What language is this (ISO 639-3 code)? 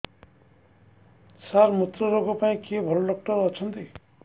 ori